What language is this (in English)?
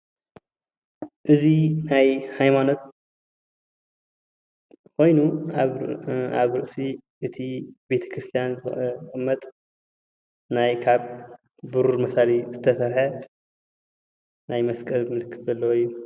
Tigrinya